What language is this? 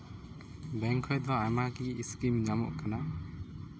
Santali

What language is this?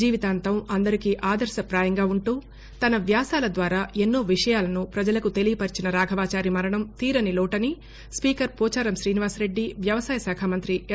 Telugu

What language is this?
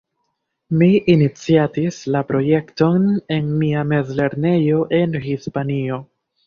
Esperanto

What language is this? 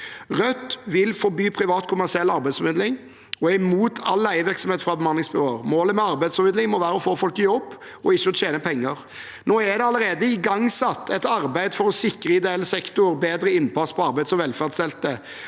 Norwegian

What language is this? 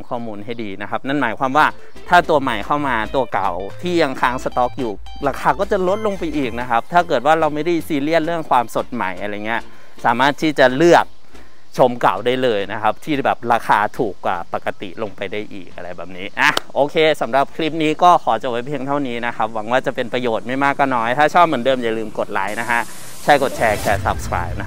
Thai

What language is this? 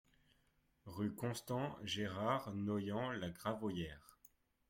French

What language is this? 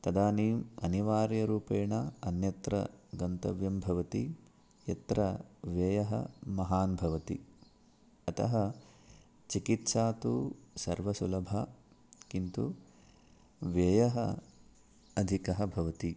Sanskrit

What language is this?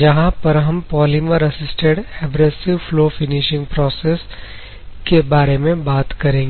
Hindi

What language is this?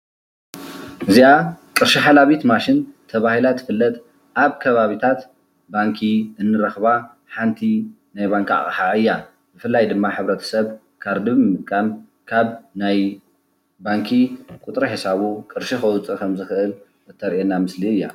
Tigrinya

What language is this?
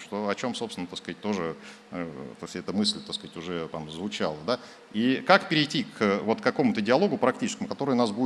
Russian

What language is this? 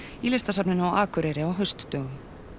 Icelandic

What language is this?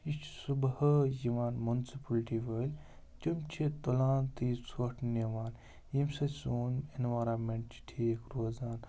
Kashmiri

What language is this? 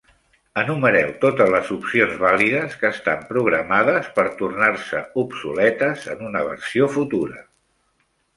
Catalan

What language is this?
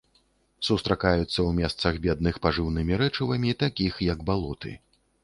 Belarusian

